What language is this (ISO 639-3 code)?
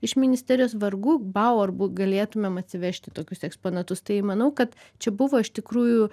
lit